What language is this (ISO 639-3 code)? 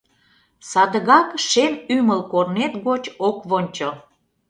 chm